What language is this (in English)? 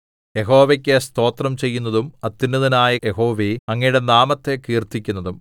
Malayalam